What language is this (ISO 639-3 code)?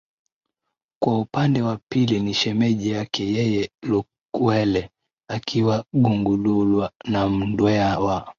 swa